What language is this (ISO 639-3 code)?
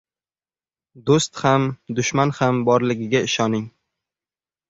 uzb